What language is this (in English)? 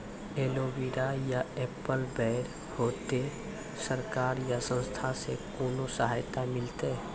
Maithili